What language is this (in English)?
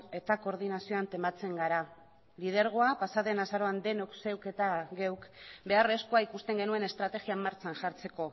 Basque